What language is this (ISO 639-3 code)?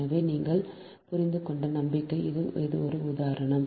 tam